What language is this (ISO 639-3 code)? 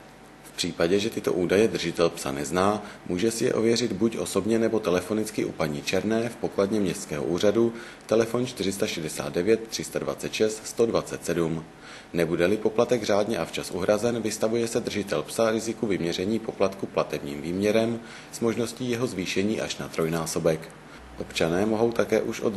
ces